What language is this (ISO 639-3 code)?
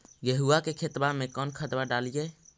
mag